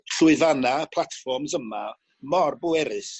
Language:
Welsh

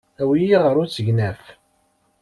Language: Kabyle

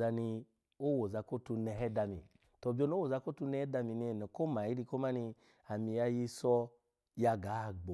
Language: Alago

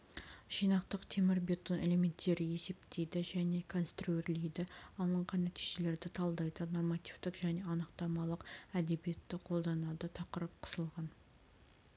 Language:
Kazakh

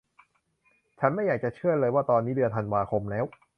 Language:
Thai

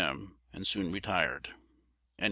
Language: English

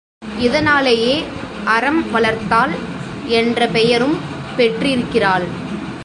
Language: Tamil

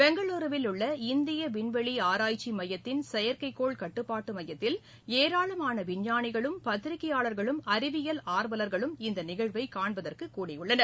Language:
Tamil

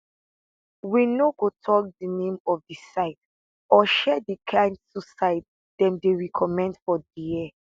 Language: Nigerian Pidgin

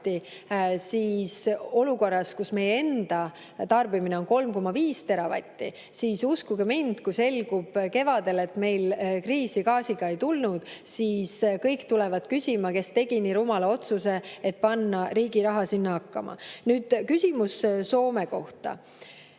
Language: Estonian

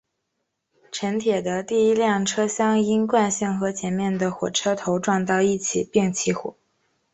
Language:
Chinese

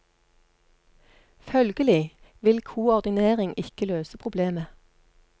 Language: Norwegian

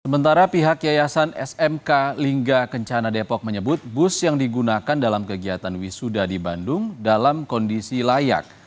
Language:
Indonesian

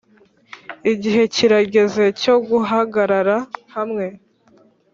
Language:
Kinyarwanda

